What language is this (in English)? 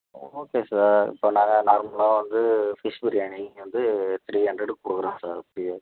Tamil